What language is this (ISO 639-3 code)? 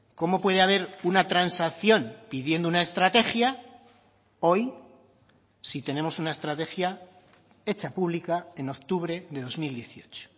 spa